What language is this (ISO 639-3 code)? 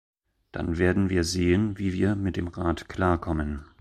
deu